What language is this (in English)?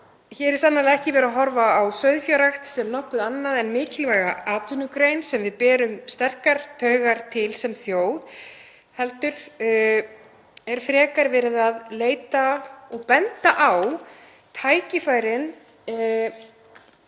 Icelandic